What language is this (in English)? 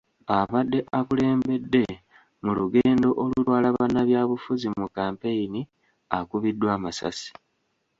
Ganda